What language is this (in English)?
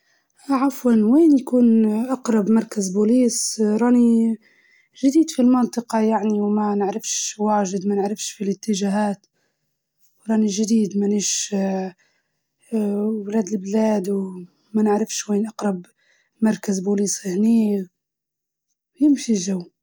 Libyan Arabic